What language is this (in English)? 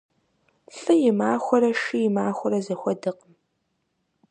Kabardian